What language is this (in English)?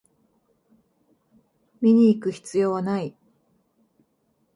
Japanese